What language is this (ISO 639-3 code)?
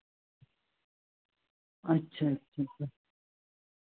pan